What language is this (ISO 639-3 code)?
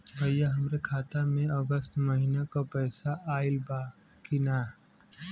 bho